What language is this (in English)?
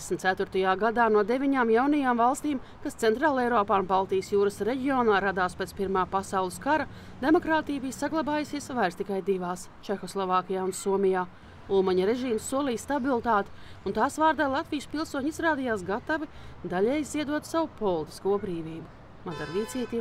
Latvian